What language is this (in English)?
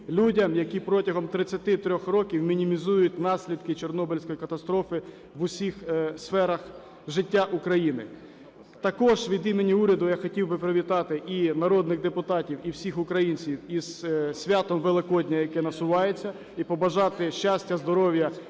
Ukrainian